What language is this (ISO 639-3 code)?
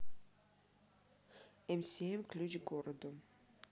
rus